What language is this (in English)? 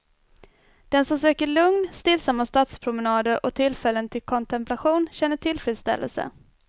Swedish